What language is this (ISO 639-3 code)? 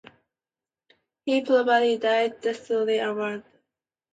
eng